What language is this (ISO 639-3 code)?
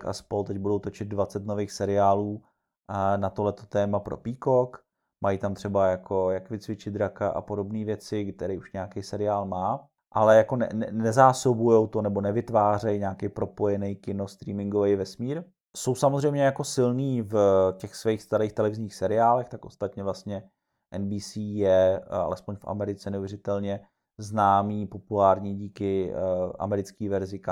ces